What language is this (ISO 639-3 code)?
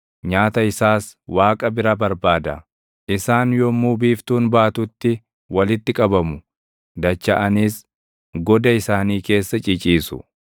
orm